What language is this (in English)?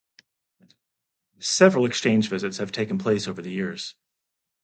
English